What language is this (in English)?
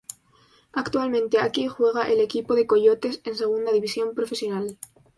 Spanish